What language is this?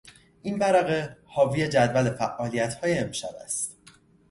Persian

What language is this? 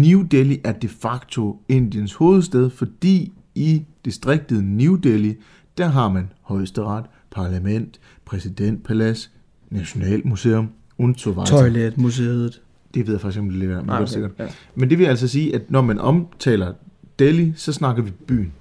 Danish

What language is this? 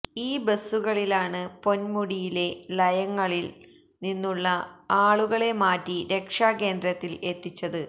Malayalam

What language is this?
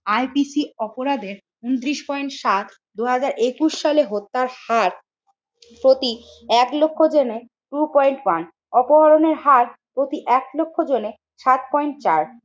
Bangla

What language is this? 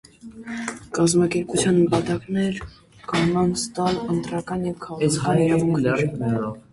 Armenian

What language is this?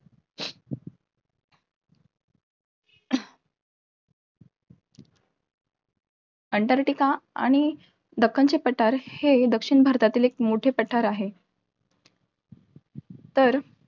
Marathi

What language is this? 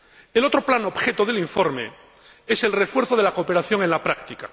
Spanish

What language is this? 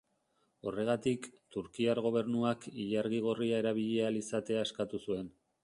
Basque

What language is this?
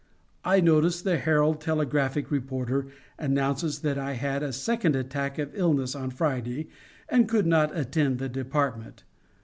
English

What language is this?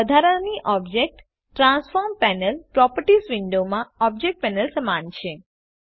Gujarati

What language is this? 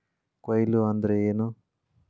Kannada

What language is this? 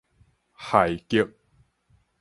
Min Nan Chinese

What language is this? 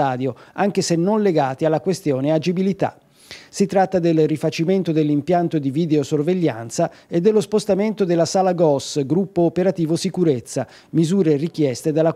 Italian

